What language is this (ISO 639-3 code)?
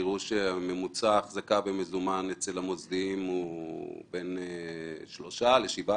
heb